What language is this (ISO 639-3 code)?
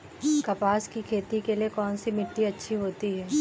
hin